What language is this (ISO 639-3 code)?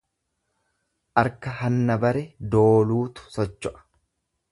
orm